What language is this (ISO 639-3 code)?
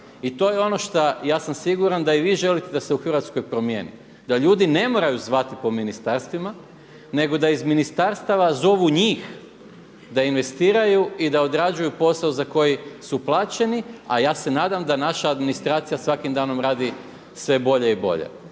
hrv